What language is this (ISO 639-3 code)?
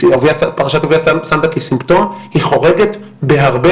heb